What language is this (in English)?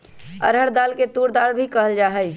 Magahi